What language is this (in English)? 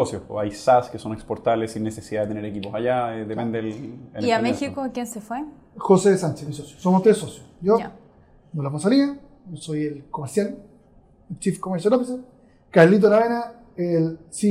Spanish